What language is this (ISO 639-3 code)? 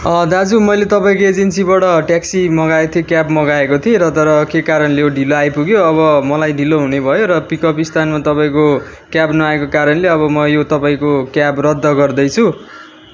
nep